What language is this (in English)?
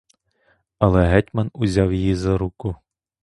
Ukrainian